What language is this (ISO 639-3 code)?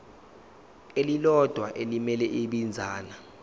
zul